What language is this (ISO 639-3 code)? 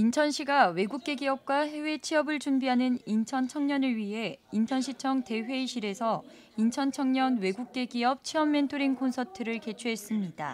kor